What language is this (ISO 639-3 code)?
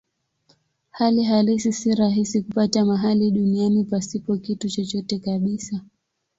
swa